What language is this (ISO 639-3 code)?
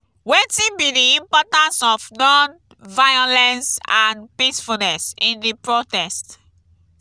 pcm